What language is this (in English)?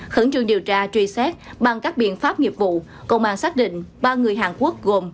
Vietnamese